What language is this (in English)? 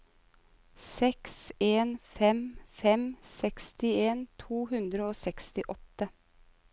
Norwegian